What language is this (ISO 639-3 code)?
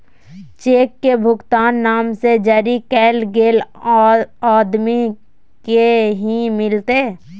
mag